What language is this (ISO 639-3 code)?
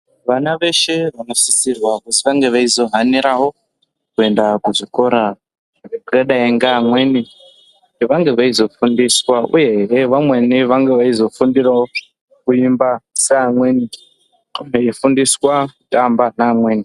ndc